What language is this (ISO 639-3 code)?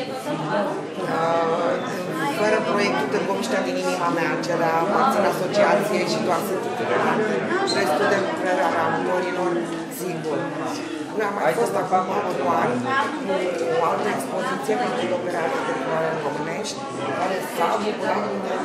ron